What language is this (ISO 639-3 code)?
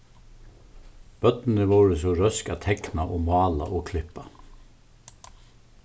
fao